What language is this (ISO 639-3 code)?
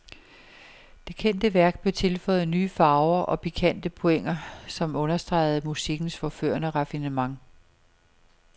dan